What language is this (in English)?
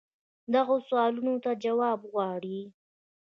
Pashto